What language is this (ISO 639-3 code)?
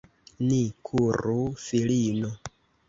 epo